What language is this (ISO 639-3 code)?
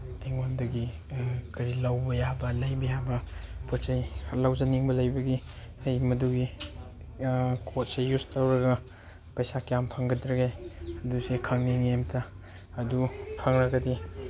mni